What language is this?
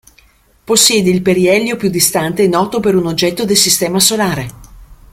Italian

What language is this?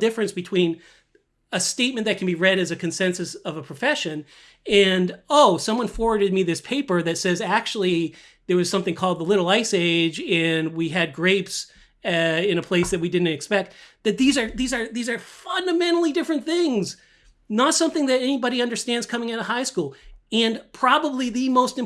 English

